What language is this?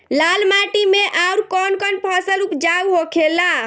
Bhojpuri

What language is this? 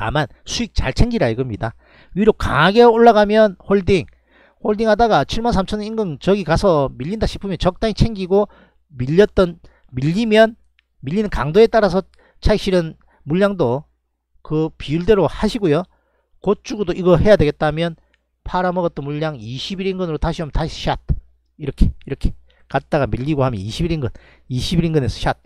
Korean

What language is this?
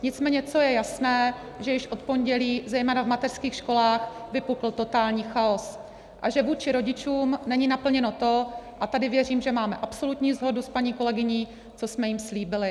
Czech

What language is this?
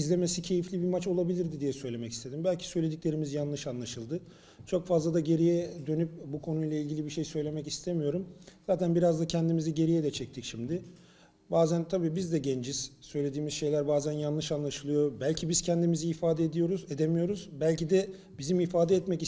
Turkish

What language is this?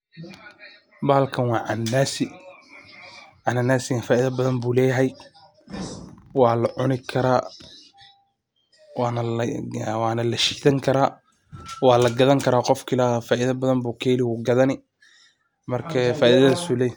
Somali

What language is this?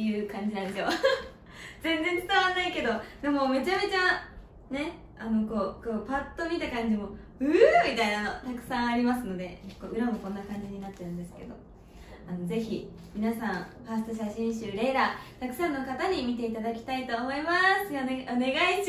Japanese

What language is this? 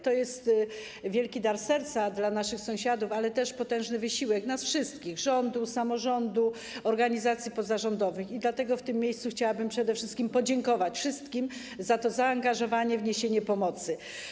Polish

